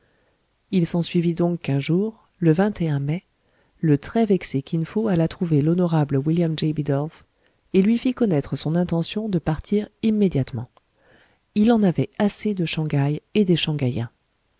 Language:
French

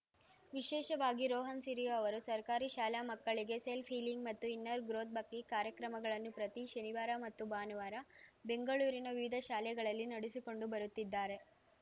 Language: Kannada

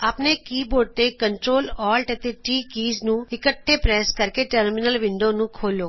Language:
Punjabi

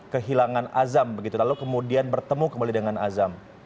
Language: Indonesian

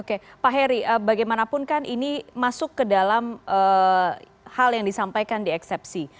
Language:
Indonesian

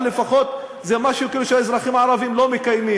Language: Hebrew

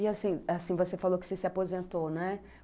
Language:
Portuguese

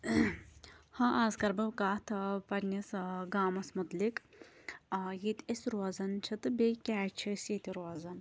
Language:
Kashmiri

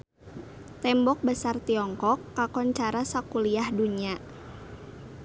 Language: Sundanese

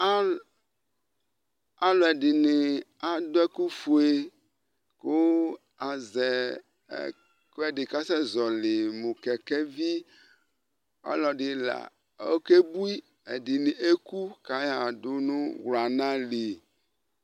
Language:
Ikposo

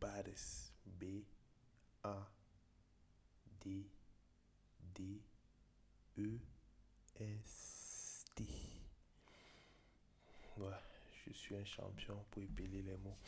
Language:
French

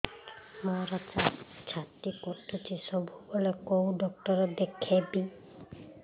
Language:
Odia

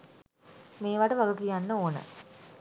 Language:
Sinhala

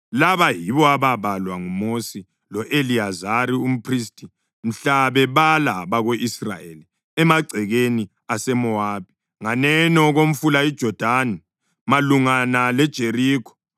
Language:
North Ndebele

